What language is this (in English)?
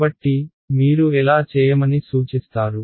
Telugu